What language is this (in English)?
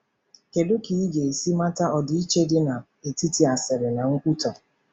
Igbo